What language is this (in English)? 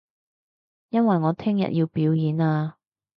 Cantonese